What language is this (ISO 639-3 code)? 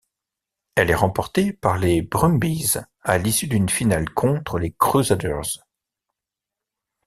fra